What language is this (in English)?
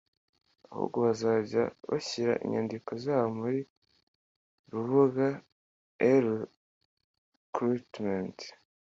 Kinyarwanda